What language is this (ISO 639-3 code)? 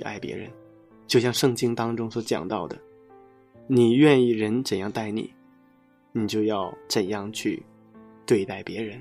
zho